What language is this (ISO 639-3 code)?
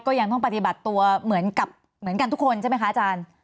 tha